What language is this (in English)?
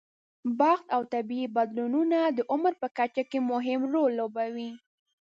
Pashto